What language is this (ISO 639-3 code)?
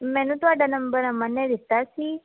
pan